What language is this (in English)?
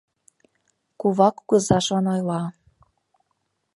Mari